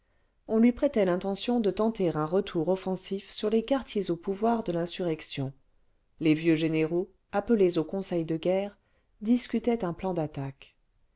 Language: French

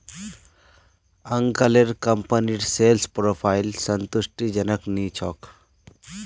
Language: Magahi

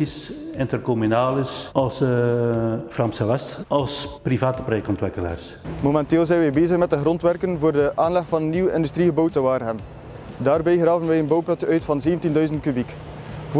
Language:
Dutch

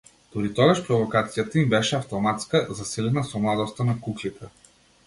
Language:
Macedonian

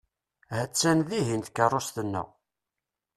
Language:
Kabyle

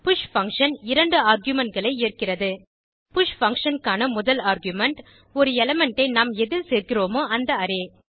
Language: Tamil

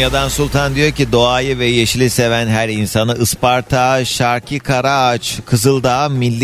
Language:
Turkish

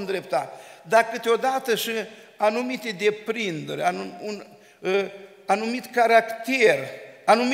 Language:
Romanian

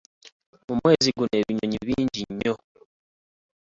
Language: Ganda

